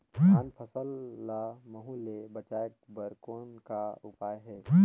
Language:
Chhattisgarhi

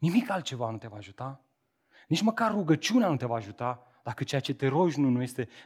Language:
Romanian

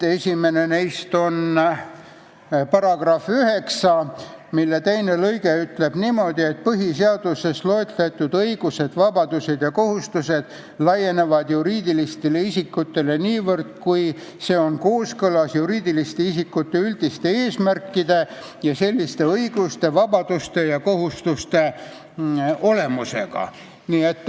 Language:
Estonian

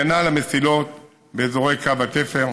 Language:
Hebrew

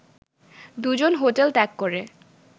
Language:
Bangla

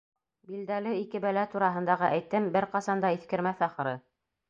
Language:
Bashkir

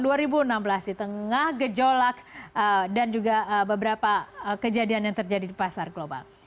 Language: Indonesian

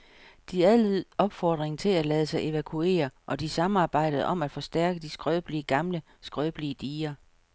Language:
Danish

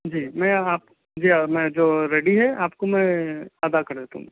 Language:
Urdu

